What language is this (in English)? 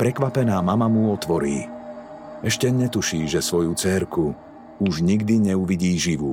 Slovak